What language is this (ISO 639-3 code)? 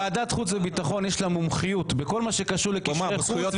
heb